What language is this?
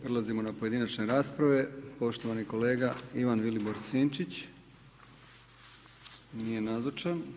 Croatian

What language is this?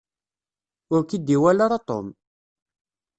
Kabyle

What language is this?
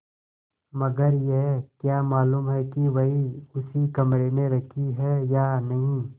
Hindi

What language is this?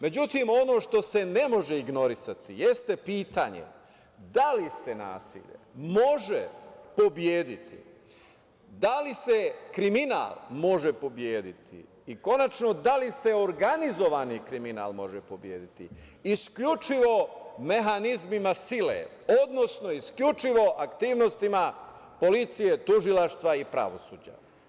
Serbian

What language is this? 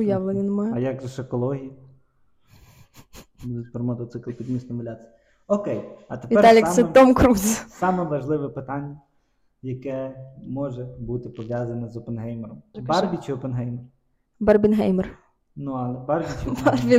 Ukrainian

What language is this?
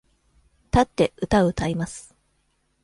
Japanese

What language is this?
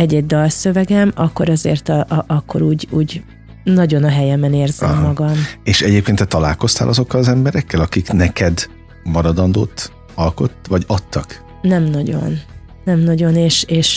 Hungarian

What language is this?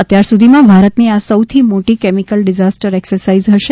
Gujarati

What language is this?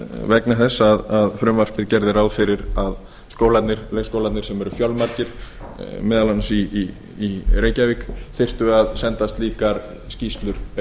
Icelandic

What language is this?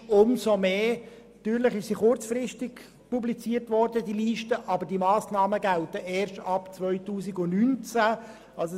Swiss German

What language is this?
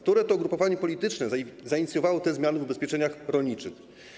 Polish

